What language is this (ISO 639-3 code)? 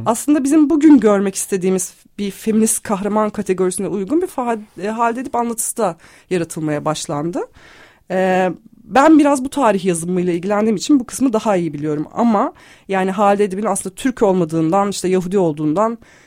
tur